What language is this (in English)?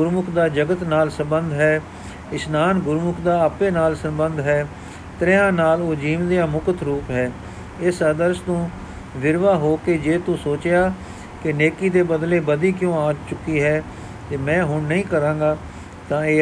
Punjabi